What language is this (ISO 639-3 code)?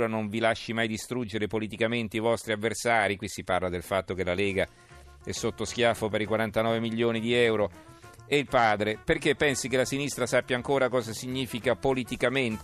ita